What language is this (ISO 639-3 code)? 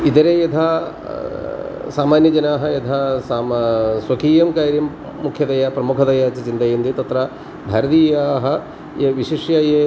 san